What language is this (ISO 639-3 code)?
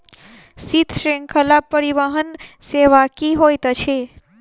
mai